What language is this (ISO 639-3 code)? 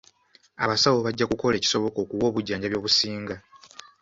lug